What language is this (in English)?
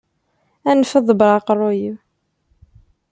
Kabyle